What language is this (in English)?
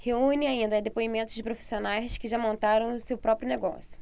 Portuguese